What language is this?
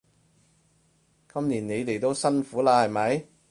Cantonese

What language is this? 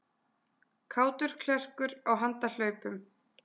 Icelandic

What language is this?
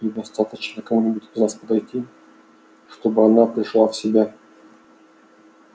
Russian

